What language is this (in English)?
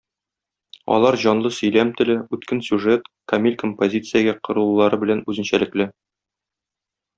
Tatar